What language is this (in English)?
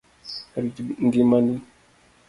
Luo (Kenya and Tanzania)